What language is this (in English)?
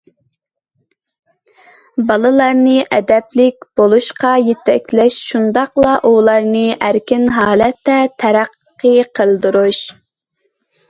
Uyghur